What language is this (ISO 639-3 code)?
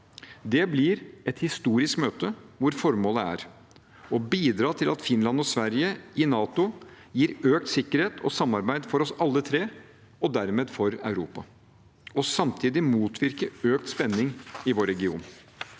nor